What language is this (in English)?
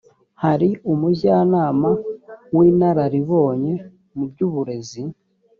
Kinyarwanda